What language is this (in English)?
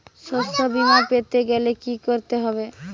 Bangla